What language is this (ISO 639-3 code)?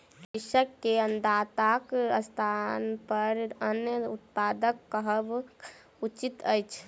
mai